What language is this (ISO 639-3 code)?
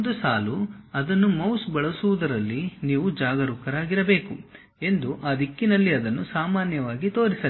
kan